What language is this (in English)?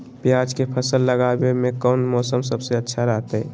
Magahi